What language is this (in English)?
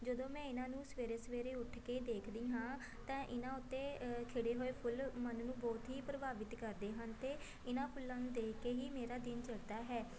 Punjabi